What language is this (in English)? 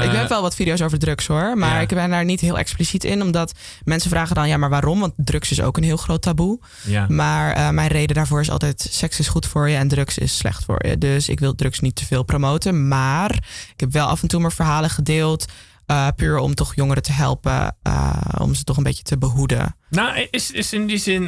Dutch